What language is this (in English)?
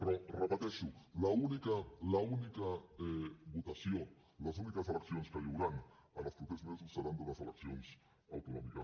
Catalan